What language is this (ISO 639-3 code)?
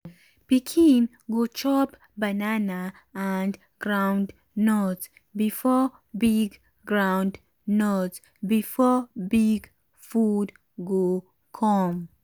pcm